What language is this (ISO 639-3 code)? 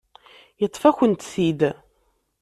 kab